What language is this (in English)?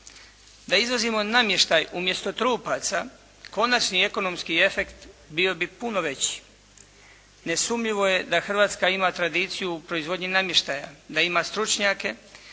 Croatian